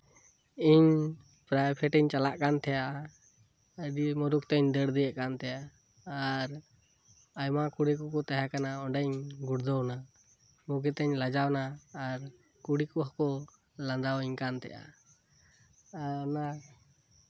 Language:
Santali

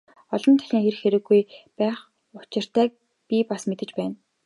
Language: Mongolian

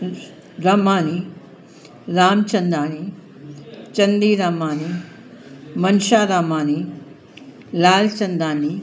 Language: Sindhi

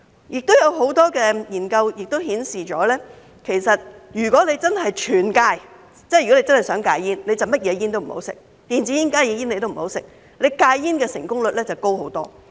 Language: Cantonese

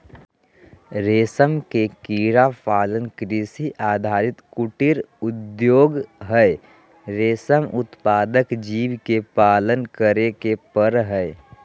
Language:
Magahi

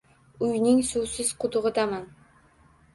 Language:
Uzbek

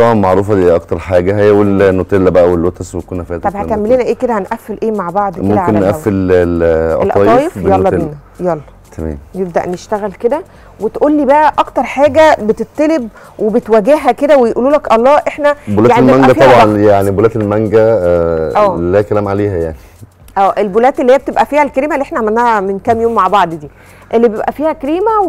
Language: Arabic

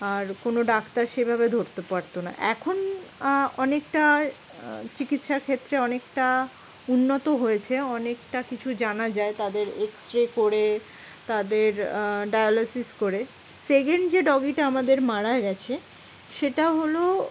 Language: Bangla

